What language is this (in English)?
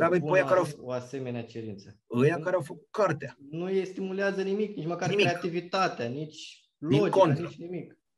Romanian